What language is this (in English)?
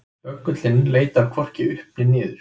Icelandic